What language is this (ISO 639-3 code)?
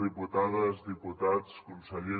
cat